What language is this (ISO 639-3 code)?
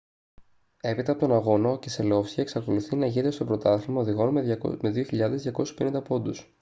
ell